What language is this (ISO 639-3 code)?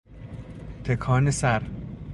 fas